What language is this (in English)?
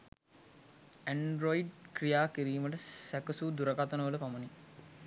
Sinhala